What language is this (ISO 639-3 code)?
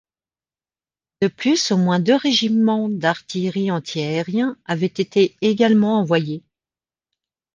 fra